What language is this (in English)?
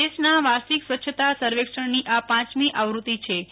Gujarati